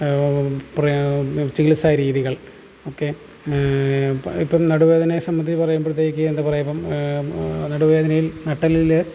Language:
Malayalam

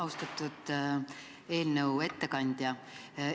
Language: Estonian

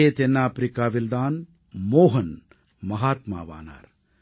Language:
Tamil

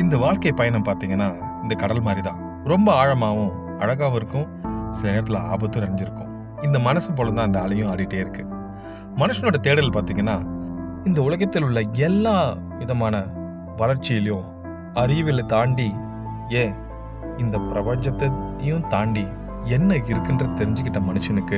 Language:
Tamil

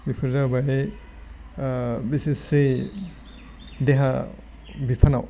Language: Bodo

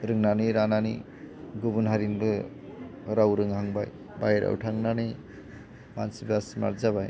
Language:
Bodo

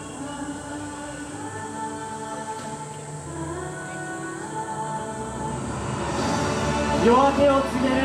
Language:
Japanese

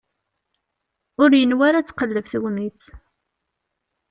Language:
Kabyle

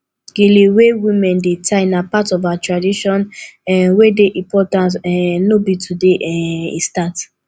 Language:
Nigerian Pidgin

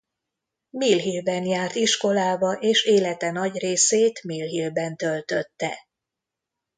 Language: Hungarian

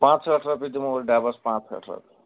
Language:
Kashmiri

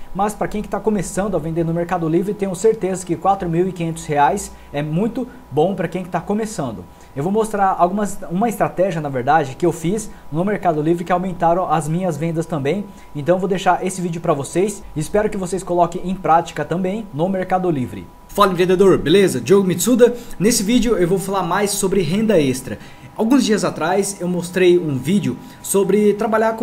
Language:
Portuguese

